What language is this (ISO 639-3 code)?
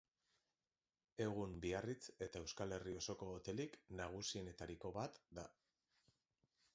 eus